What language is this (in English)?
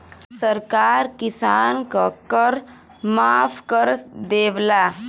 Bhojpuri